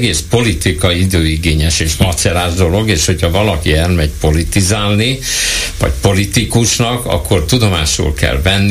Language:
Hungarian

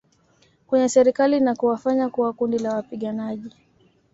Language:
Swahili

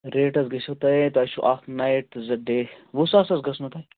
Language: Kashmiri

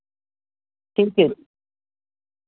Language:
Punjabi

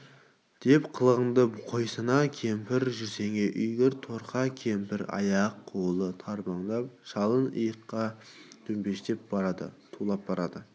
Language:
Kazakh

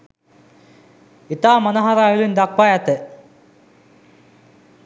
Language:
Sinhala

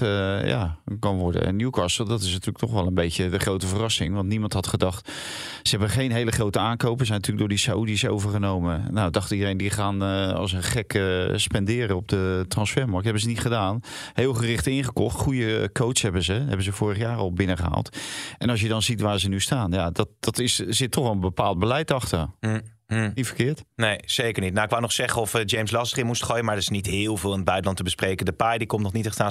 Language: Dutch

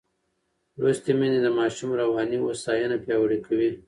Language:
Pashto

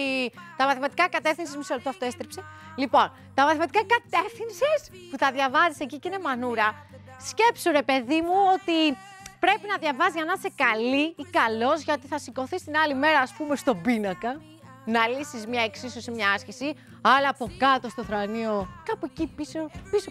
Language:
Greek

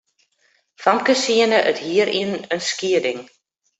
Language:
Western Frisian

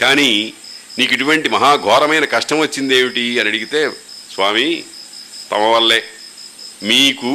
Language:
Telugu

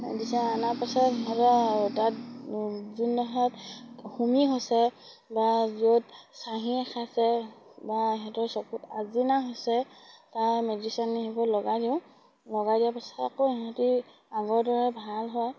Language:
Assamese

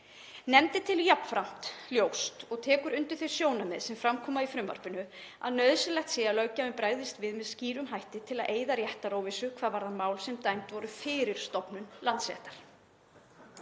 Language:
Icelandic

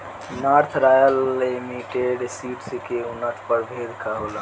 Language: Bhojpuri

